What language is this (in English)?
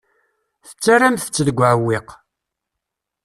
Kabyle